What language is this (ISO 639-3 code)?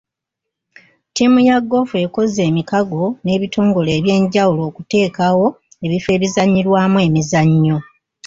lug